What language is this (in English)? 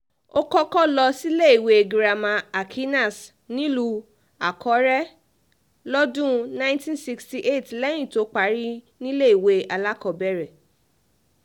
Yoruba